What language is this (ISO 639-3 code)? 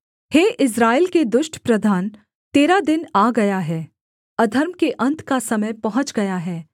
hin